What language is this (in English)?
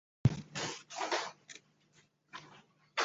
Chinese